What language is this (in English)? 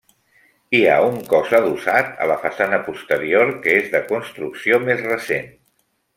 Catalan